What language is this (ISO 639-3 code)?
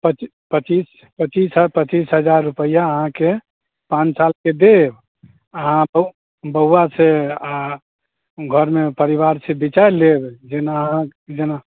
mai